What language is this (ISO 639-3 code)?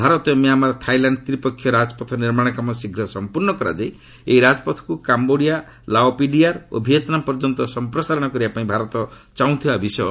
ori